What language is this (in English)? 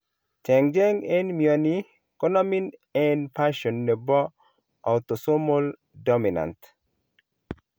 Kalenjin